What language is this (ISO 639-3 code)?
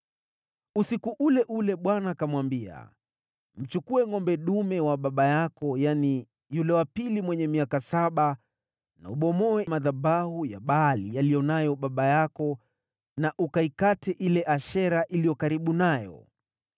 swa